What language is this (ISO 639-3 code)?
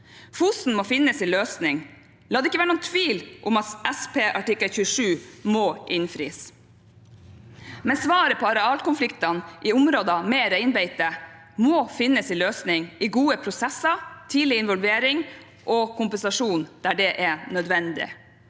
nor